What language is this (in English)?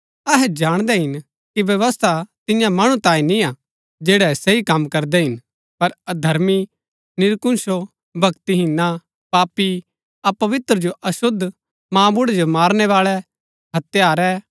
Gaddi